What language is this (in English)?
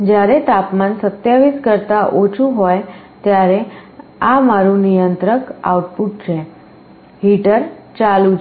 Gujarati